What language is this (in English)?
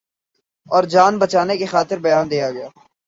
Urdu